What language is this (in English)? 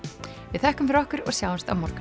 Icelandic